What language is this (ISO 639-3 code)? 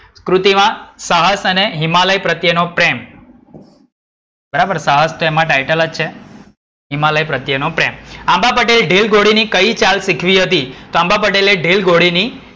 guj